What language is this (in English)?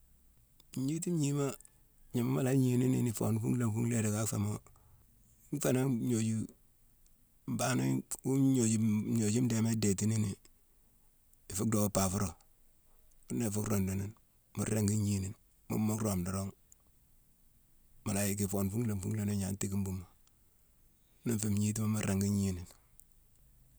Mansoanka